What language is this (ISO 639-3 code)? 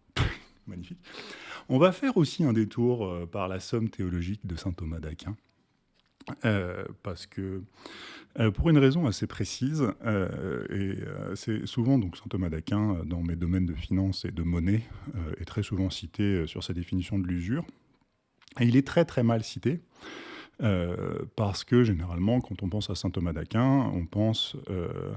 fra